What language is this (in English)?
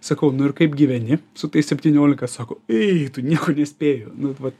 Lithuanian